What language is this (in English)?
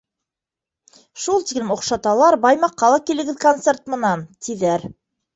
Bashkir